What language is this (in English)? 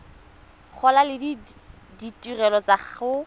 Tswana